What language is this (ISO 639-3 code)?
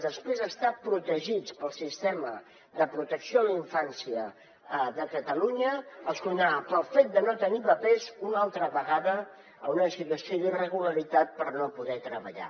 cat